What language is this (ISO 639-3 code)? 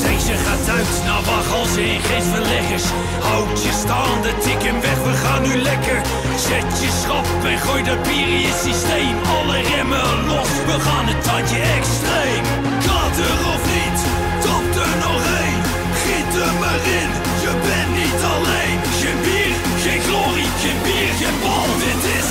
nld